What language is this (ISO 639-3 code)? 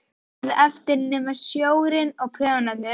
isl